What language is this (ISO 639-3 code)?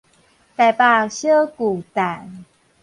nan